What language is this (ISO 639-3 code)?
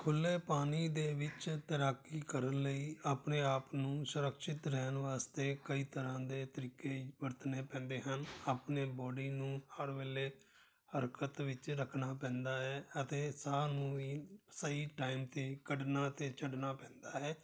pan